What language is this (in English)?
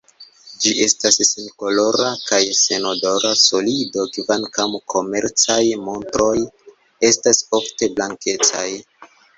Esperanto